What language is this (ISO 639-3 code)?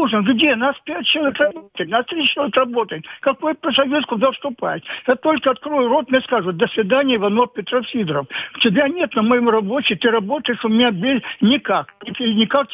rus